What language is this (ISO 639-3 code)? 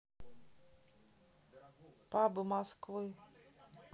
rus